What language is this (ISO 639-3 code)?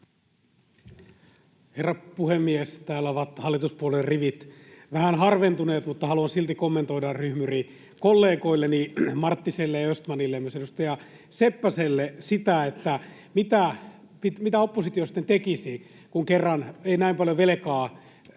fin